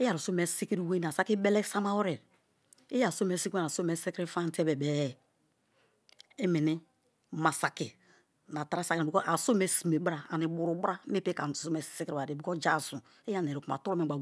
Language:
Kalabari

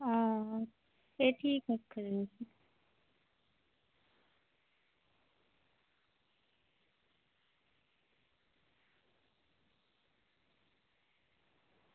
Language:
Dogri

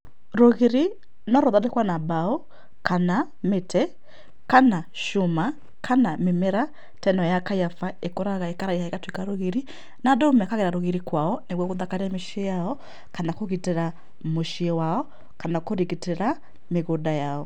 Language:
Kikuyu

